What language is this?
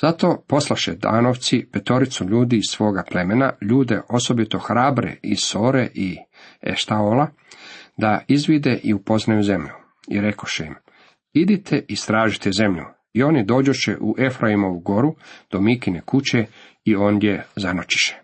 Croatian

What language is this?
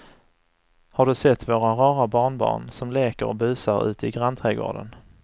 Swedish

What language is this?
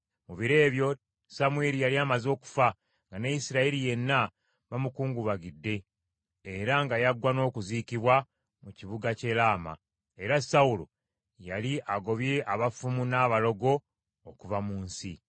Ganda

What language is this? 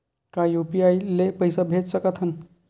Chhattisgarhi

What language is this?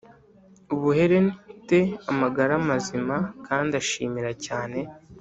Kinyarwanda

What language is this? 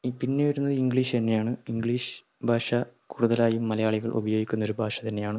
Malayalam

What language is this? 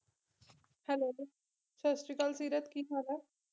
Punjabi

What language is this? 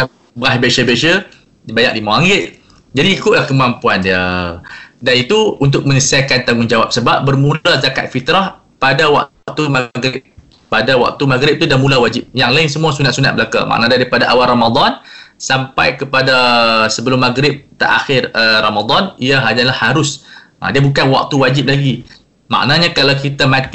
Malay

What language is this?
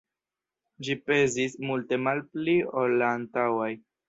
Esperanto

